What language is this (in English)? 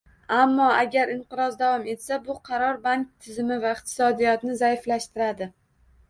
Uzbek